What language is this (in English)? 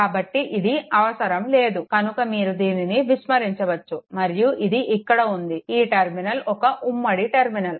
Telugu